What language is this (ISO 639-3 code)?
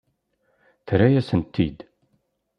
kab